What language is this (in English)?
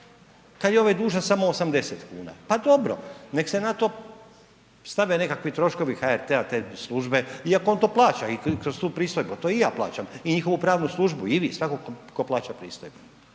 Croatian